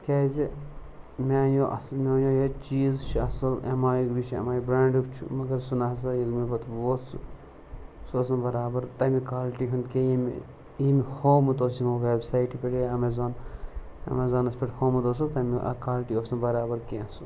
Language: Kashmiri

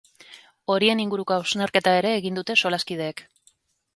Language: Basque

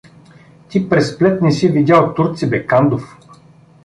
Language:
Bulgarian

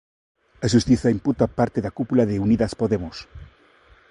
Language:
Galician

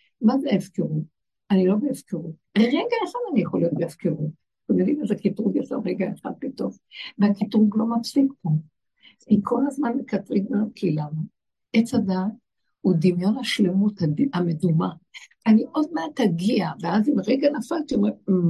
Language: Hebrew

